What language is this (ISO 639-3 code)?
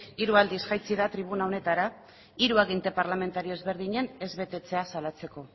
eus